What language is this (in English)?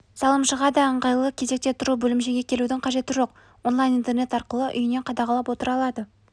Kazakh